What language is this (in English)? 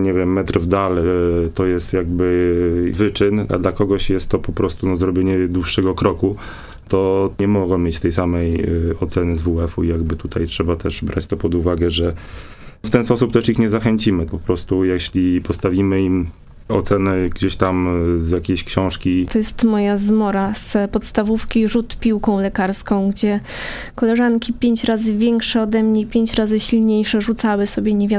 Polish